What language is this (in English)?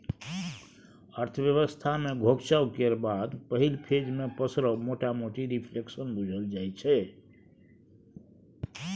Maithili